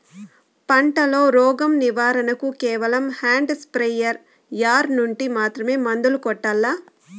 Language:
Telugu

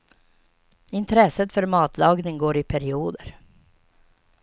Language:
Swedish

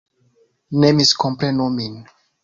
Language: Esperanto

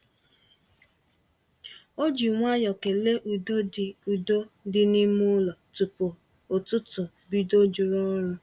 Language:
Igbo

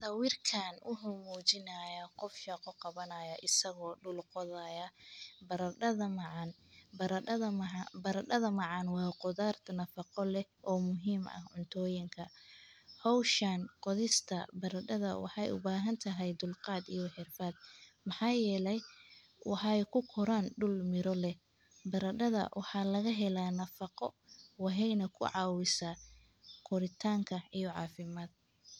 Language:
Somali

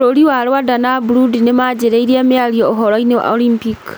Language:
Kikuyu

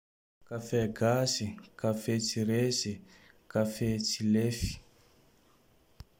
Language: Tandroy-Mahafaly Malagasy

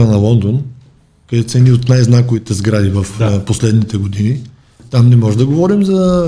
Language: Bulgarian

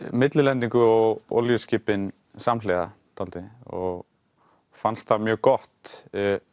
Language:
Icelandic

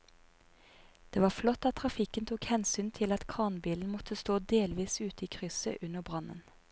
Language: Norwegian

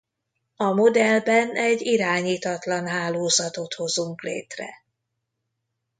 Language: Hungarian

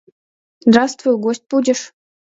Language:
Mari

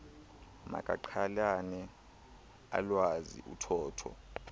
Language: Xhosa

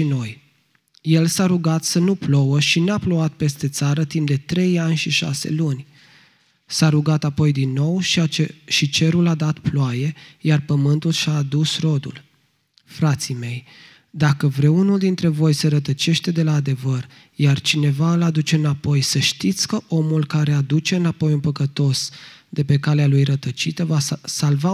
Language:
Romanian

